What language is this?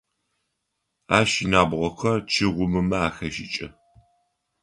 Adyghe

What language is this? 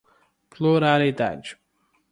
Portuguese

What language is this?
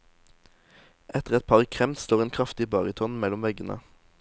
Norwegian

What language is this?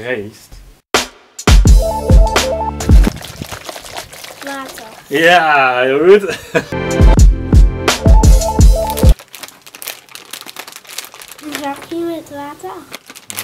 Dutch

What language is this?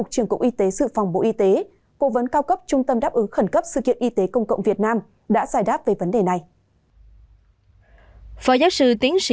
Vietnamese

